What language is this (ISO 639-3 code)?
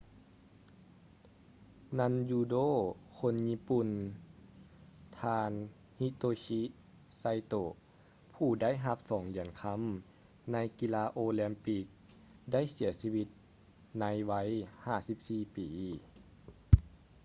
lao